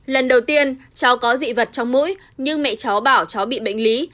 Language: Vietnamese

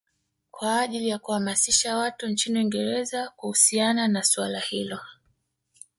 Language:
Swahili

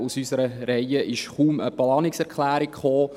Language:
Swiss German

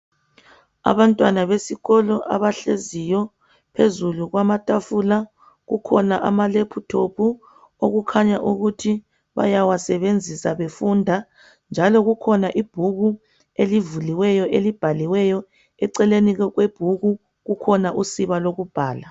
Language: North Ndebele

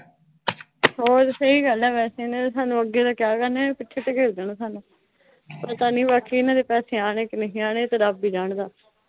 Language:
Punjabi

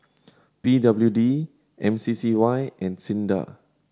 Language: English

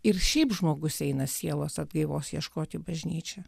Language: Lithuanian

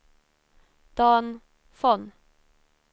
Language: Swedish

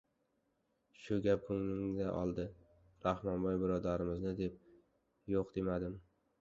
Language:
Uzbek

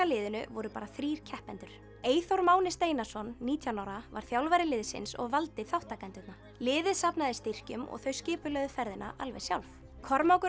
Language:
Icelandic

